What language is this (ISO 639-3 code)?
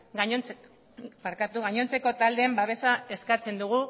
eus